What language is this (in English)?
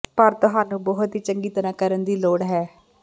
Punjabi